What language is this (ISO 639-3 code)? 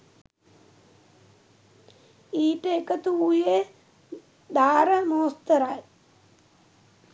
sin